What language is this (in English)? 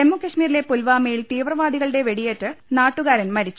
Malayalam